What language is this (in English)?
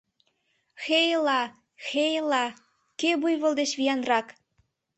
Mari